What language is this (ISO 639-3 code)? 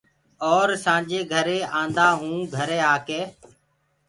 ggg